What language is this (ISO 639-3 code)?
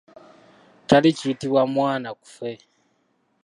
lug